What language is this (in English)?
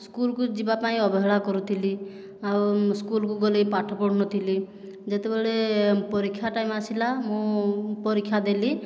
Odia